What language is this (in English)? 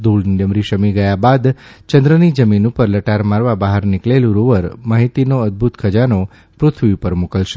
Gujarati